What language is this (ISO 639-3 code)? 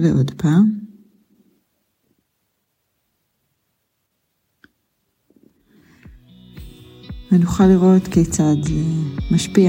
heb